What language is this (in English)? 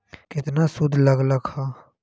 Magahi